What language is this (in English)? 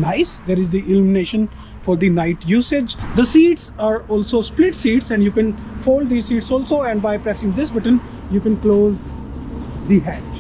English